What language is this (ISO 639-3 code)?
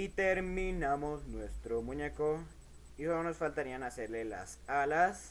spa